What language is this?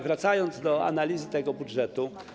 Polish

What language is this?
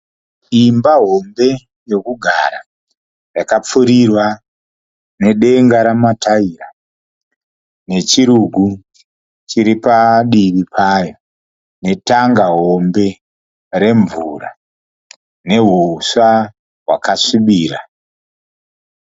Shona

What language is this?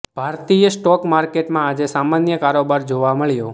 Gujarati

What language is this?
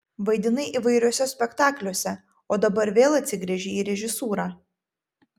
Lithuanian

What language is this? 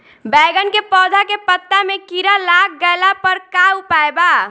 Bhojpuri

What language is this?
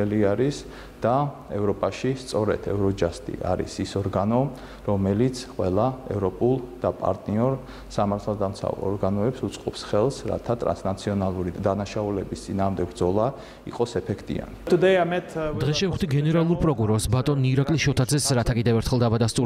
Turkish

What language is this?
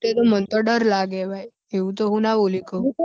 Gujarati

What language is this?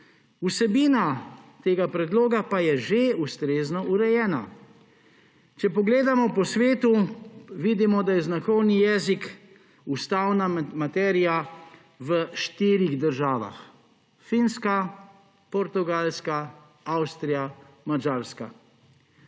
Slovenian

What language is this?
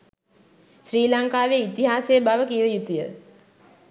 Sinhala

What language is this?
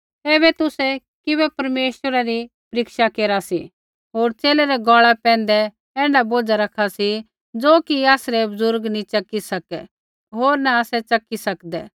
Kullu Pahari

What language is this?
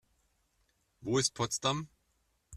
German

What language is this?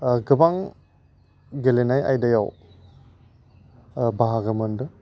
Bodo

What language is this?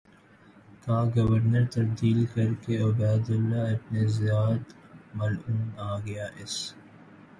Urdu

